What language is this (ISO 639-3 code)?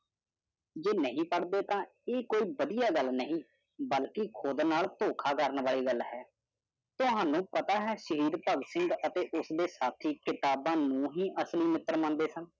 pan